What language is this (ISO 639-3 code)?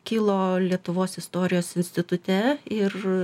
lit